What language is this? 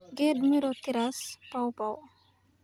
Somali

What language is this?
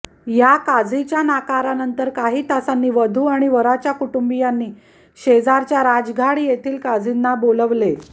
Marathi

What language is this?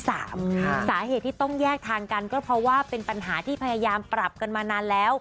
Thai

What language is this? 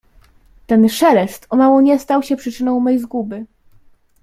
Polish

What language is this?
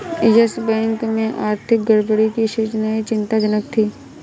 Hindi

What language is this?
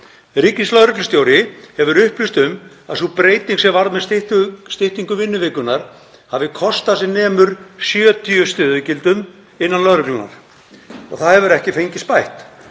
Icelandic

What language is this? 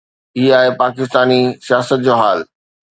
Sindhi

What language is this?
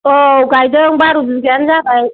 Bodo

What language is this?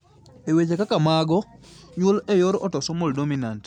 Luo (Kenya and Tanzania)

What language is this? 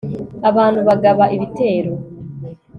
Kinyarwanda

